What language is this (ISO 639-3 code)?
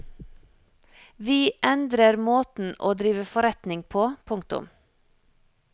nor